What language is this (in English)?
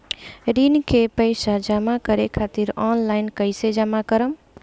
Bhojpuri